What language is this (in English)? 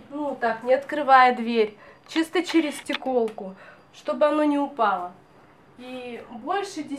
Russian